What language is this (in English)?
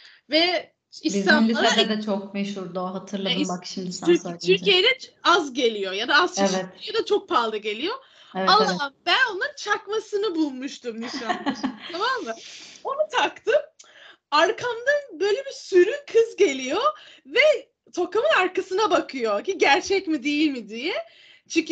Turkish